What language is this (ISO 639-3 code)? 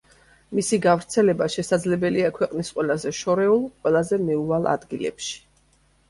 kat